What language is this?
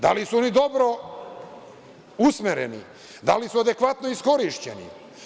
Serbian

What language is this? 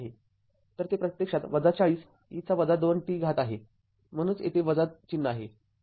Marathi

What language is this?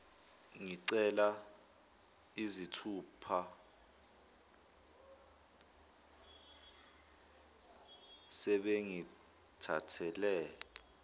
Zulu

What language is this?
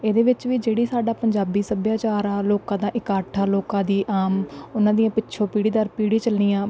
Punjabi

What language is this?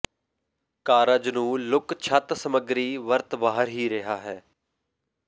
Punjabi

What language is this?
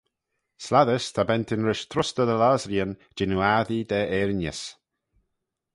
Manx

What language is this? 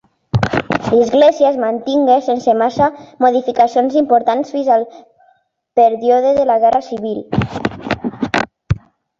Catalan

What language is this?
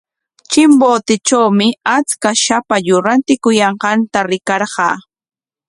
Corongo Ancash Quechua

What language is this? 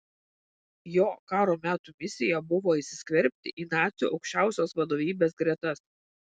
Lithuanian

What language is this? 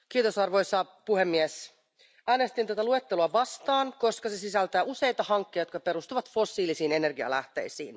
Finnish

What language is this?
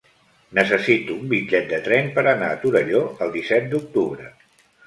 Catalan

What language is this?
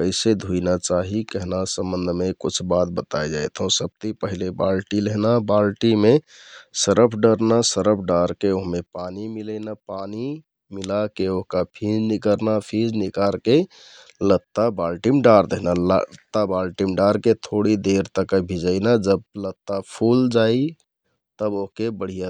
Kathoriya Tharu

